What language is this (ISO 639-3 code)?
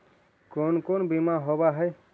mag